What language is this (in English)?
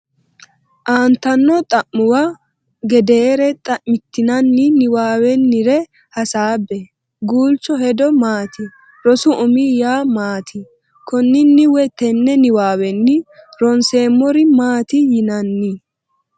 Sidamo